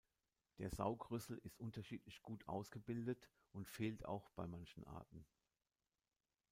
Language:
German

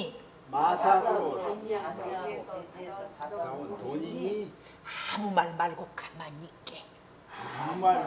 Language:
Korean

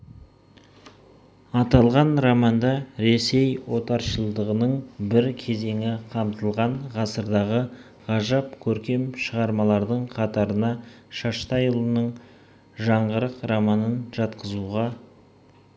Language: Kazakh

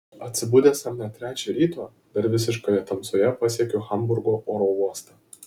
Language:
Lithuanian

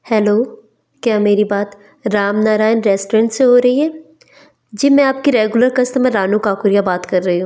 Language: Hindi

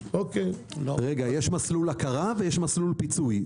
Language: Hebrew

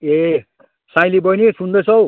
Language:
Nepali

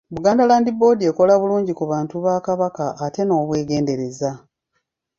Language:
Ganda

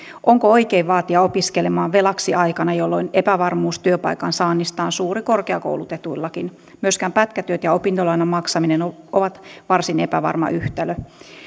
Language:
Finnish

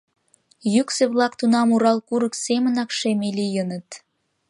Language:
Mari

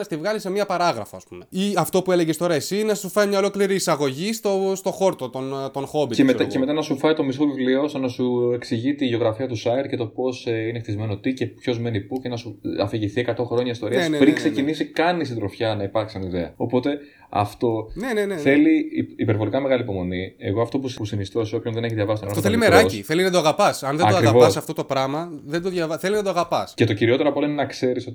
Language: Greek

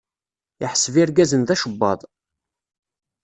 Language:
Kabyle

